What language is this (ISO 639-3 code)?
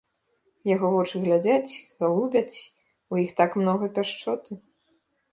bel